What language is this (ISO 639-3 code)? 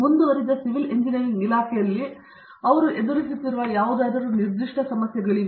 kan